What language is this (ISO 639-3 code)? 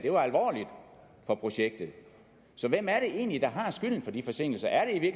dan